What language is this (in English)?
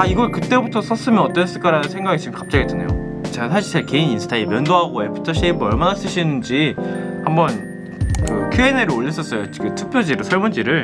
Korean